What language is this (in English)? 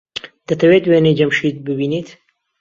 Central Kurdish